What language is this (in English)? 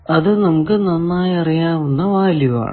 Malayalam